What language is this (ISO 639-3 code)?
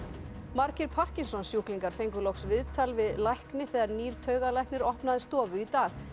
isl